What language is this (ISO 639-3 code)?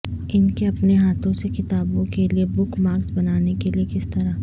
urd